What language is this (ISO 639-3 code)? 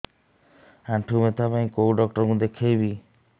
ori